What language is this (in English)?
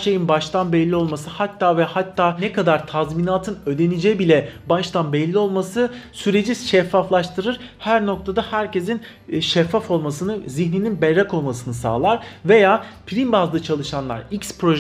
Turkish